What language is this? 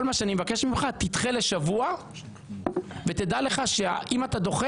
Hebrew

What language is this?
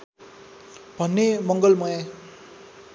Nepali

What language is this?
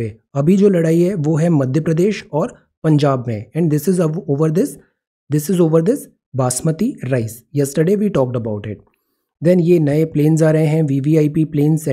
Hindi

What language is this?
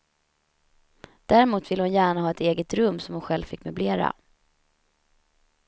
Swedish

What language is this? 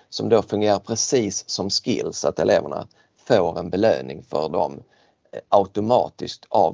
Swedish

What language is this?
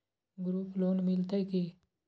Maithili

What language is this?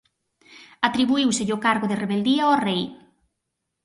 Galician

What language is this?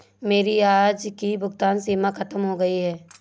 Hindi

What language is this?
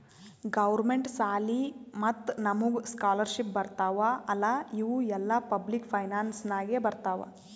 Kannada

